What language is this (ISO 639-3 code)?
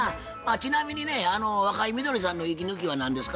jpn